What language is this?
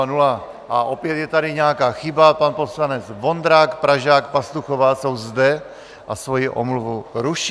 Czech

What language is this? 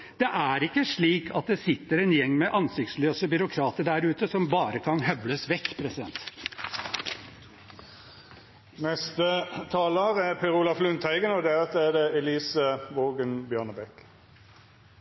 Norwegian Bokmål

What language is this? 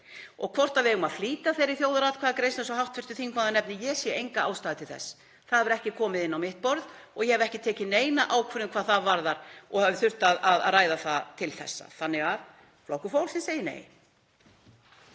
Icelandic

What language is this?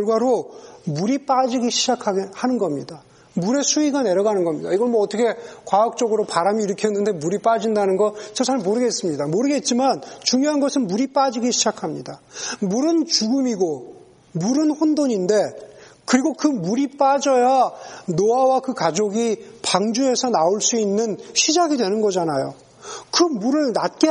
Korean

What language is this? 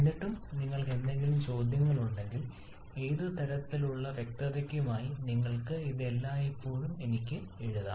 Malayalam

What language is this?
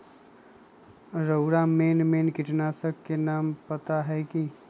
Magahi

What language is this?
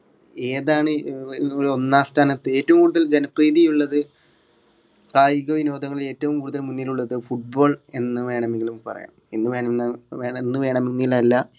Malayalam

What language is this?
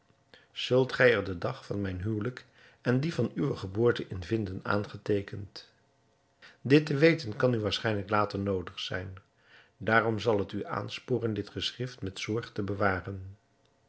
Dutch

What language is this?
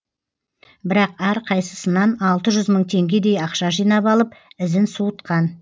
Kazakh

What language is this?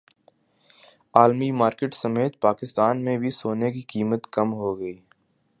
Urdu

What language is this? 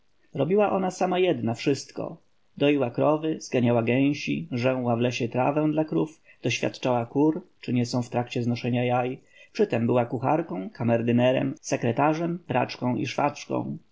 Polish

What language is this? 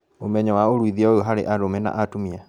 Kikuyu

